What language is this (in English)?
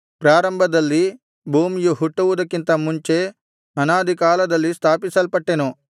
Kannada